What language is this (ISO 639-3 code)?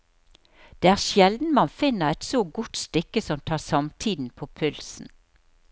nor